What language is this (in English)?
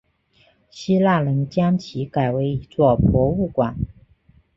Chinese